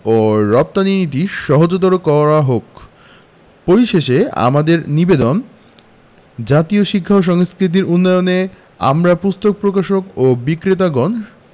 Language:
Bangla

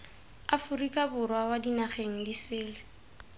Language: Tswana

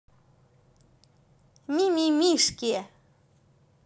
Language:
Russian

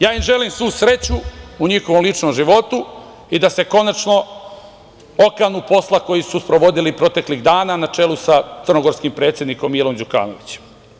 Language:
Serbian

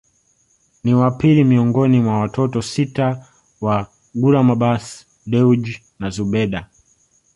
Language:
Swahili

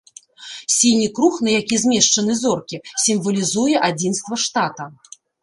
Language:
Belarusian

